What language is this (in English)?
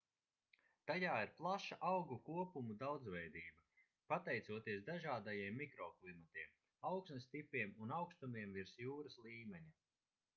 Latvian